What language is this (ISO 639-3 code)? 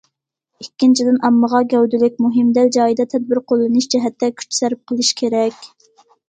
uig